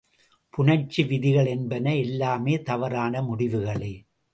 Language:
Tamil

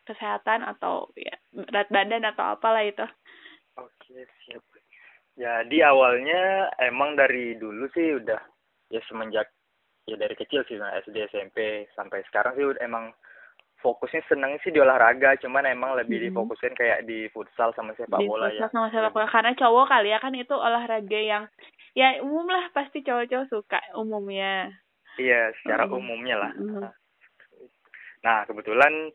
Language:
Indonesian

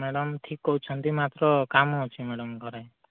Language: Odia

